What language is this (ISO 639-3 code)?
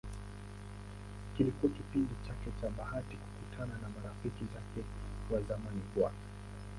swa